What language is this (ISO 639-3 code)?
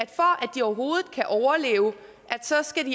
dan